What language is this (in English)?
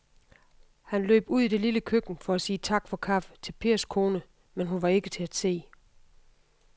Danish